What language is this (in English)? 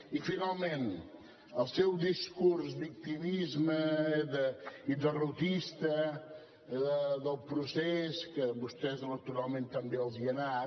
Catalan